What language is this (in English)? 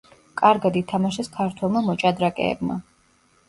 Georgian